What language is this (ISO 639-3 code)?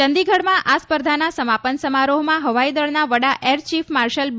guj